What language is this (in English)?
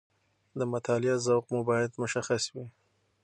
Pashto